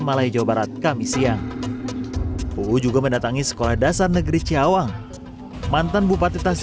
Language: Indonesian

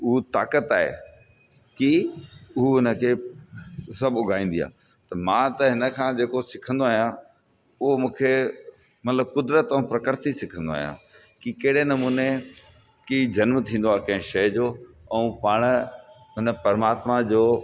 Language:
Sindhi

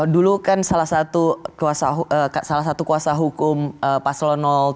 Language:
Indonesian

